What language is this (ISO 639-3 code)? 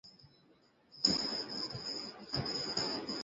ben